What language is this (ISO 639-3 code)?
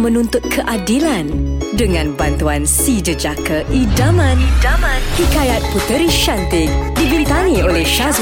msa